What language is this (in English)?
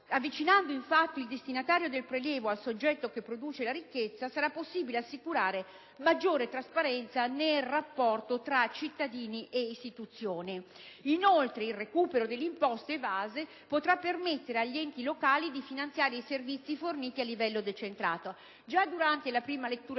Italian